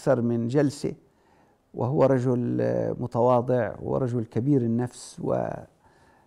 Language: Arabic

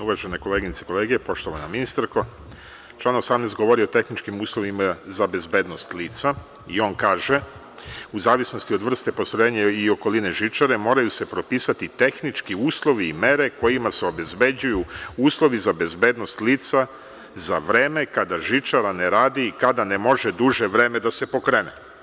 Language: Serbian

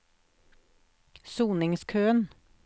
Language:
Norwegian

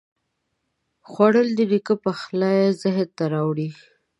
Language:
Pashto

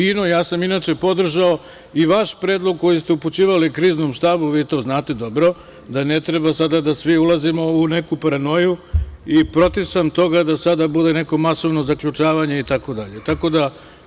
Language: Serbian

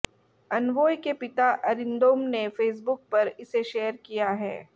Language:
Hindi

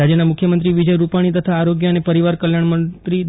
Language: Gujarati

